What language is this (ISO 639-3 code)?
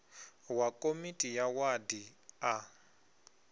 ven